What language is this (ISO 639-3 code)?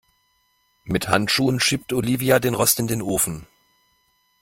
deu